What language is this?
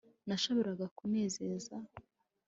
Kinyarwanda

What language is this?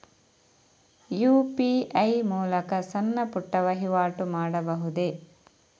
Kannada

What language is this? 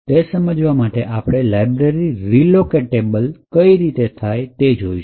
Gujarati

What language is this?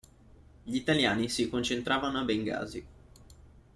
Italian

